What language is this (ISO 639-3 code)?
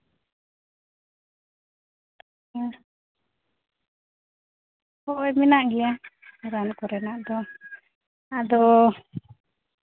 sat